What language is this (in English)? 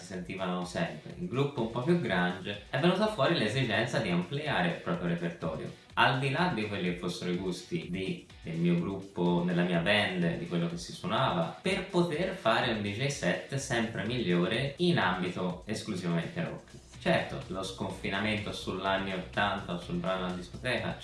Italian